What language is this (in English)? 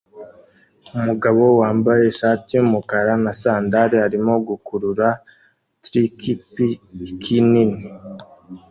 Kinyarwanda